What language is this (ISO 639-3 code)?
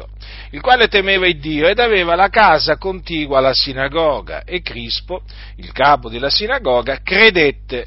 ita